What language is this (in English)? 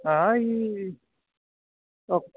Santali